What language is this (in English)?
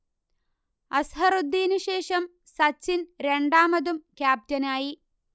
Malayalam